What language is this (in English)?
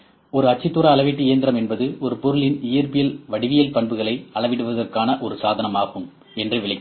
Tamil